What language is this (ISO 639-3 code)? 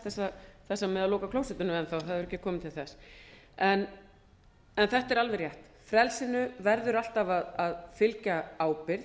isl